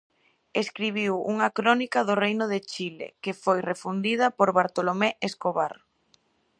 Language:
Galician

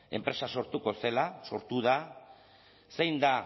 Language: Basque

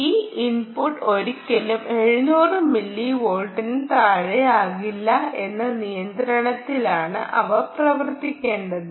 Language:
Malayalam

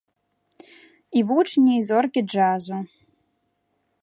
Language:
Belarusian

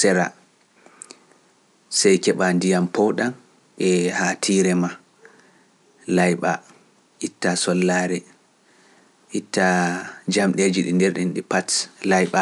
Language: Fula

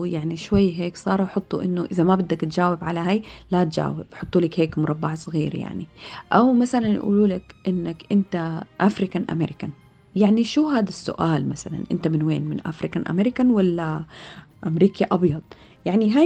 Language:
Arabic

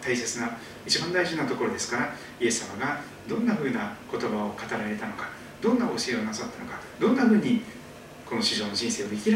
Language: Japanese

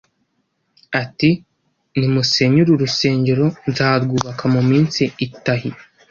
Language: Kinyarwanda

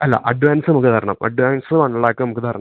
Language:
Malayalam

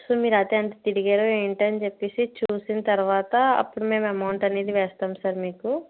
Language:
Telugu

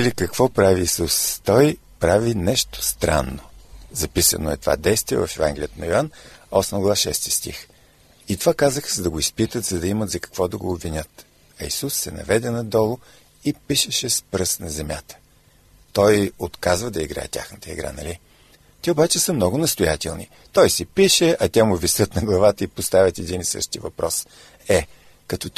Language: Bulgarian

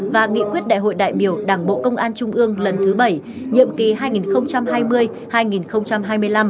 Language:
Vietnamese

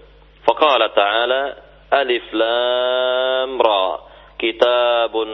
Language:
Indonesian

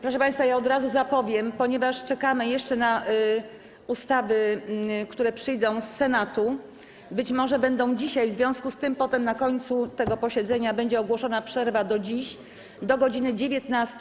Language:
Polish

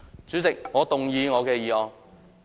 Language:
Cantonese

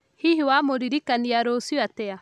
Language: Kikuyu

